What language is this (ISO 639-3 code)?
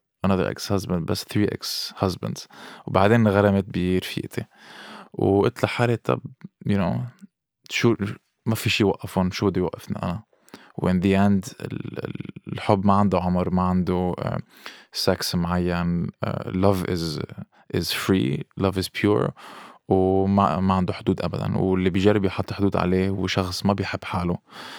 ara